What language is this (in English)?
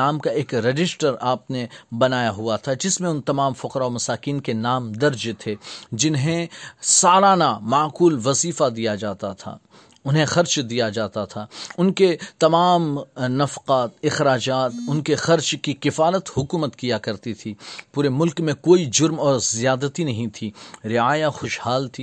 Urdu